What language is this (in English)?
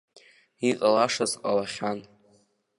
Abkhazian